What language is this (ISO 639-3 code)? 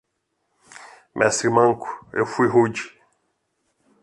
por